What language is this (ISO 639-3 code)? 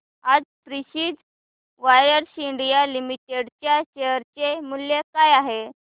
mar